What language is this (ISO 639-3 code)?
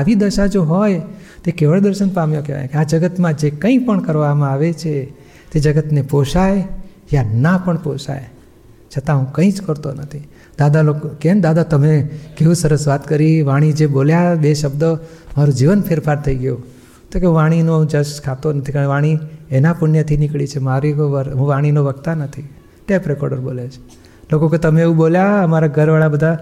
guj